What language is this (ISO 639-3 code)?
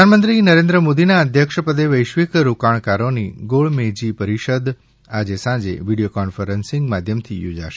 guj